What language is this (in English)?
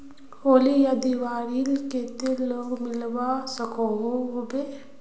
Magahi